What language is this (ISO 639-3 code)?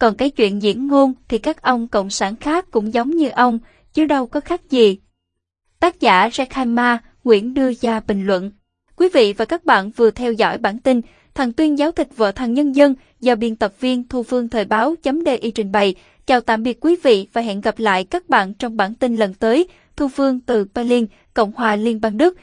vie